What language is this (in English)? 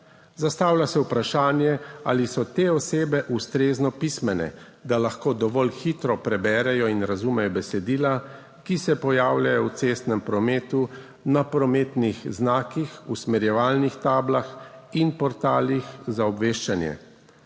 Slovenian